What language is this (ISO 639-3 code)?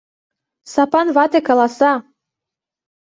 chm